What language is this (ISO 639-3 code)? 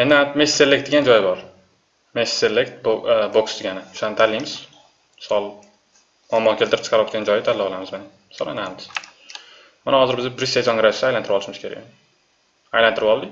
tur